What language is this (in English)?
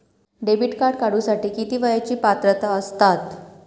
Marathi